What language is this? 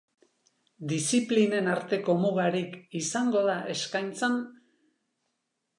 Basque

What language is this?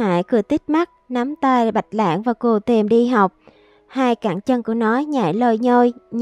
Vietnamese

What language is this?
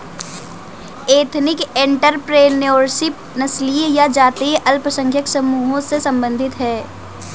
Hindi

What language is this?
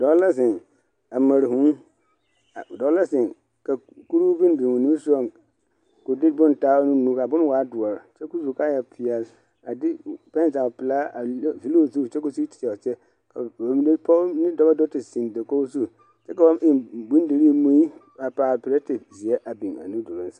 Southern Dagaare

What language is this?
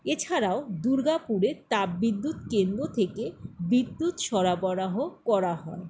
Bangla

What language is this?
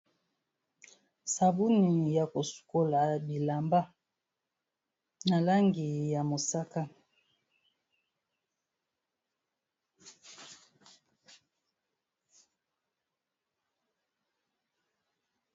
Lingala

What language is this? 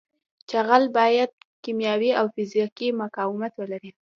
Pashto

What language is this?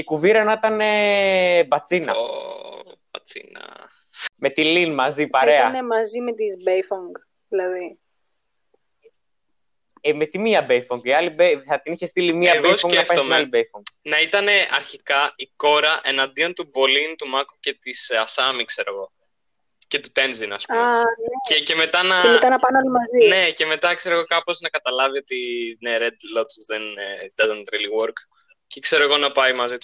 Greek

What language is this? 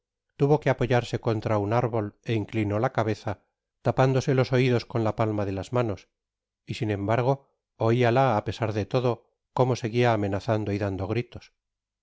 Spanish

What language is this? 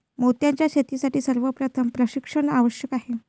Marathi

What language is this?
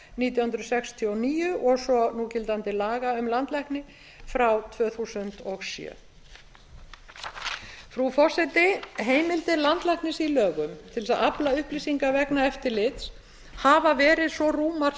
Icelandic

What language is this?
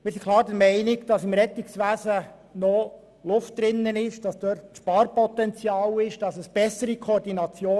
Swiss German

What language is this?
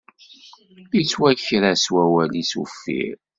Kabyle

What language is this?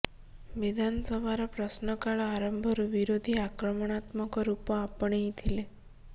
Odia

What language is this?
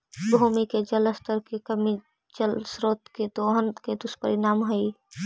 Magahi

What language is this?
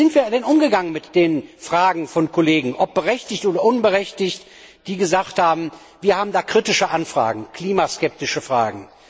German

